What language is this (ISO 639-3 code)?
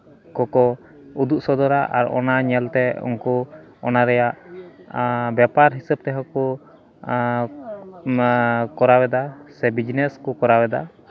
sat